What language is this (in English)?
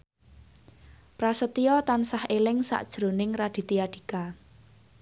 Javanese